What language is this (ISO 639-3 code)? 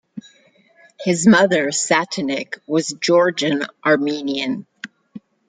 eng